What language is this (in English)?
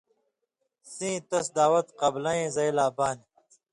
Indus Kohistani